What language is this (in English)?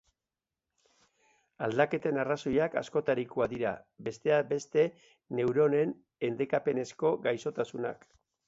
Basque